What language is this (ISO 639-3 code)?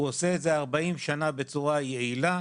heb